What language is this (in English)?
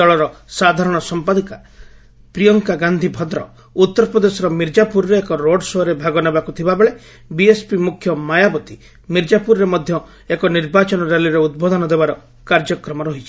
Odia